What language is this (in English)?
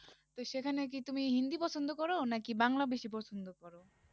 Bangla